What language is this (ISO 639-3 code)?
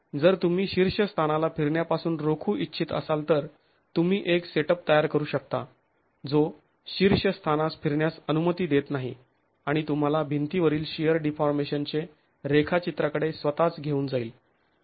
mar